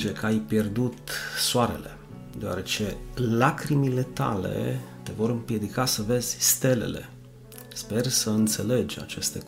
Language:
Romanian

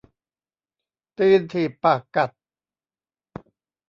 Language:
Thai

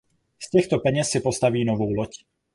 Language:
Czech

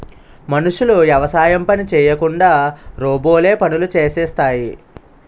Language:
Telugu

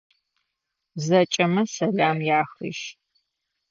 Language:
Adyghe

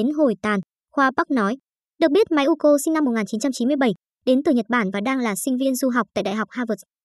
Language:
Vietnamese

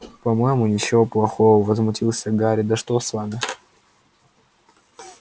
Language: Russian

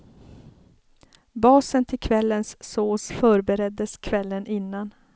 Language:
Swedish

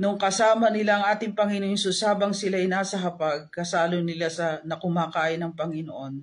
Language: Filipino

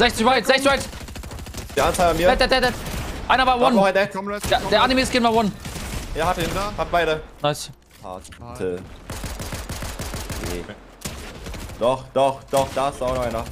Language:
German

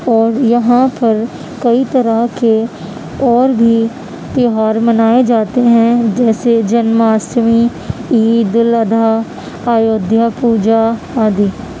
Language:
Urdu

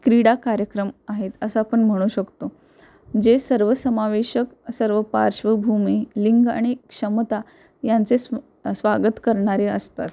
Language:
Marathi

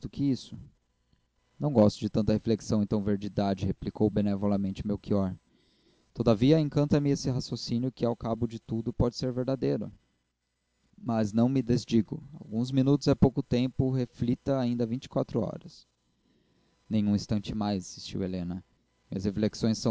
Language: Portuguese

